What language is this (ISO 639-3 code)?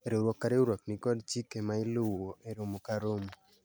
luo